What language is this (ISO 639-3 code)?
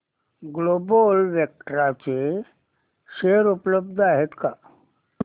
mar